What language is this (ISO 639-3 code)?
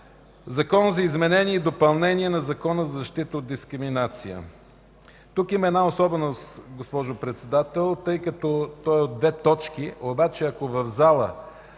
bul